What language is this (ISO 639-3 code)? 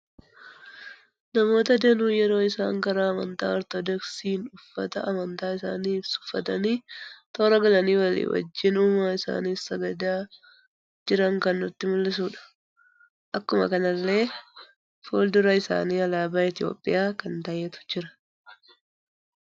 orm